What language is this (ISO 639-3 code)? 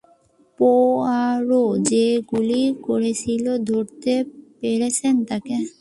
ben